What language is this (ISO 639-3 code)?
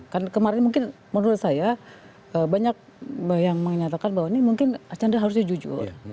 ind